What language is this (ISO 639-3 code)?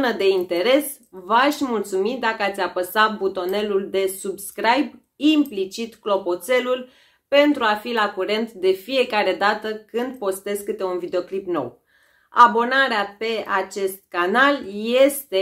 ron